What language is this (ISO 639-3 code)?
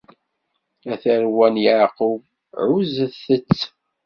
kab